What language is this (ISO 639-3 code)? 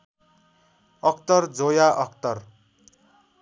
nep